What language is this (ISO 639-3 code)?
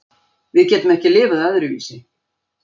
isl